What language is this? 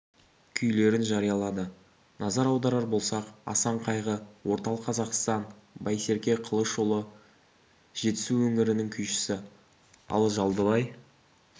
Kazakh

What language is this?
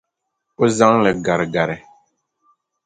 Dagbani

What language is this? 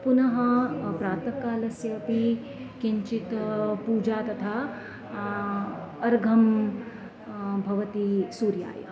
Sanskrit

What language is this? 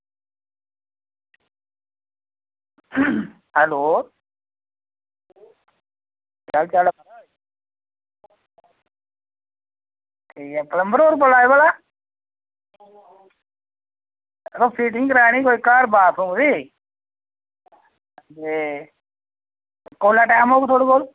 Dogri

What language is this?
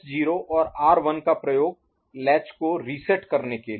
Hindi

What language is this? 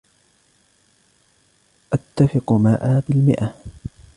Arabic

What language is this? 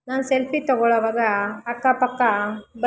Kannada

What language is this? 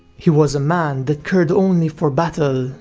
English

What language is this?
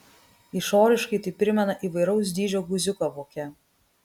Lithuanian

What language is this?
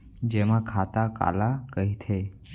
Chhattisgarhi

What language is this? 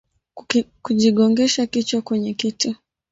Swahili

